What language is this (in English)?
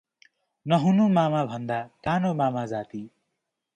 Nepali